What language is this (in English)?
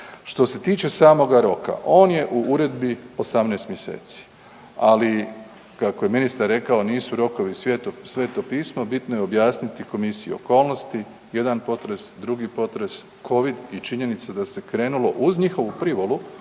Croatian